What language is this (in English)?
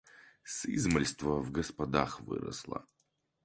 Russian